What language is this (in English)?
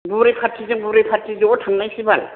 Bodo